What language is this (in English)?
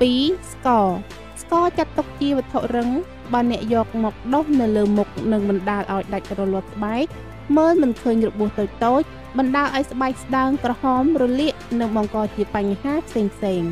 Thai